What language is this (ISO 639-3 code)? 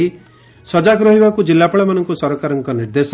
ori